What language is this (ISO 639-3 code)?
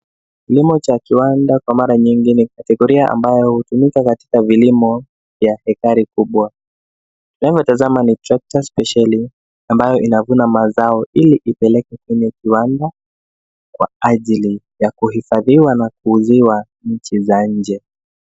swa